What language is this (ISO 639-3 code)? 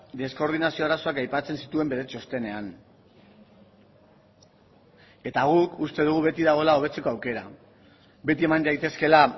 eus